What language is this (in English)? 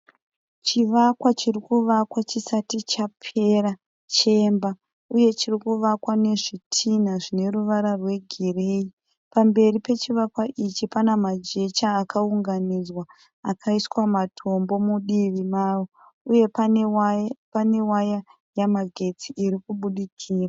Shona